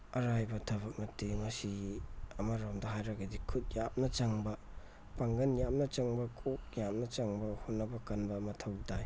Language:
Manipuri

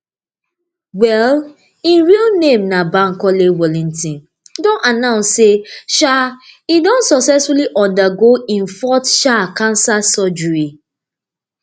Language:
Nigerian Pidgin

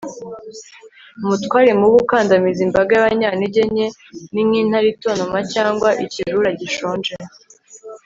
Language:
Kinyarwanda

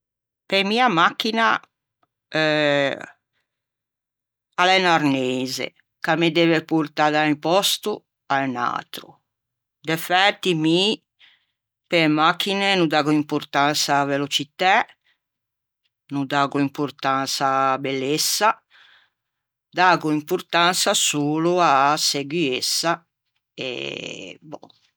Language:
Ligurian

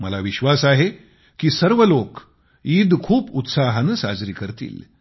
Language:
Marathi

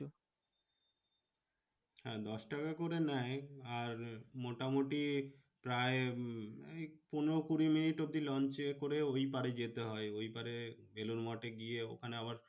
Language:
Bangla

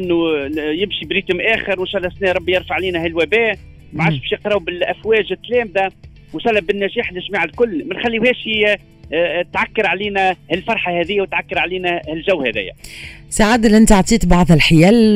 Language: Arabic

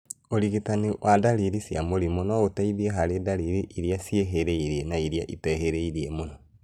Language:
Kikuyu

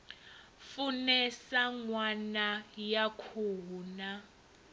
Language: Venda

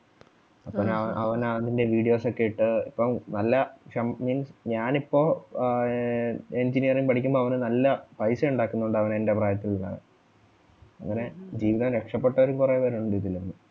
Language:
Malayalam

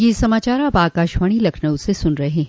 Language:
Hindi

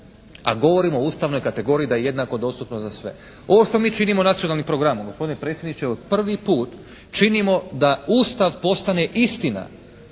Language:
Croatian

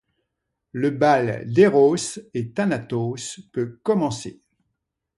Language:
French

